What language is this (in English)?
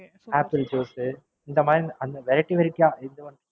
Tamil